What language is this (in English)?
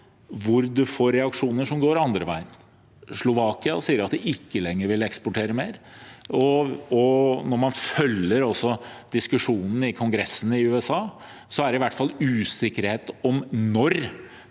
Norwegian